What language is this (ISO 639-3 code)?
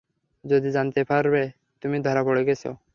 ben